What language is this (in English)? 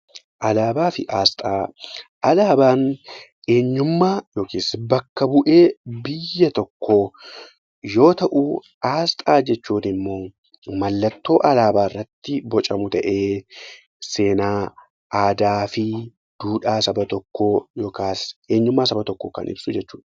Oromo